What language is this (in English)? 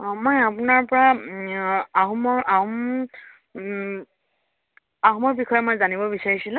Assamese